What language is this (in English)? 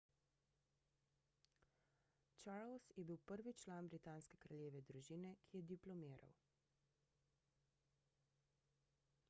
Slovenian